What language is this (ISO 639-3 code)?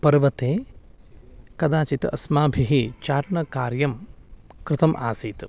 san